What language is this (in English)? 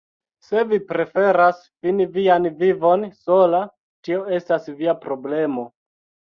Esperanto